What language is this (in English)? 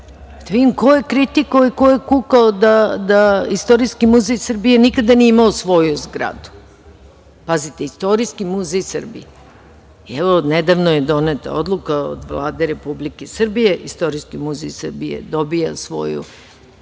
Serbian